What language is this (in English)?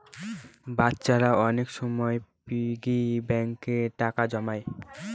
Bangla